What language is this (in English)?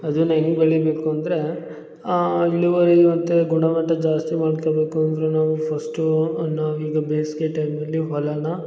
Kannada